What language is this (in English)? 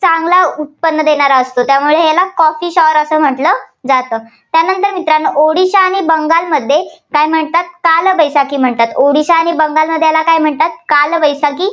Marathi